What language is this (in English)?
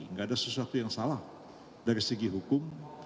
Indonesian